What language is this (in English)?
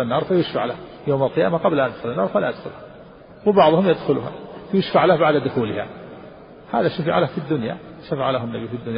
Arabic